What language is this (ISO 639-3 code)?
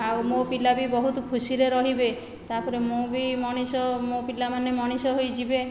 ori